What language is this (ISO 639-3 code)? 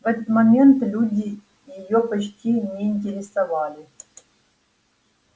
rus